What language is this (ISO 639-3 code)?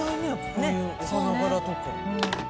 jpn